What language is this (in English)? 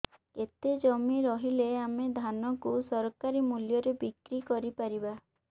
Odia